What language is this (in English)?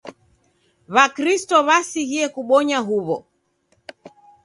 Taita